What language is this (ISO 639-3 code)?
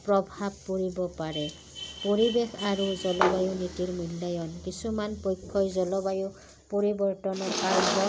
asm